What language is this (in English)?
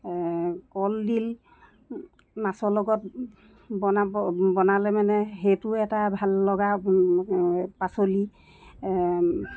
Assamese